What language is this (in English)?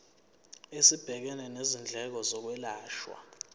Zulu